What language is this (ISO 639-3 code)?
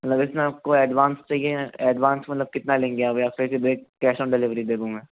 hin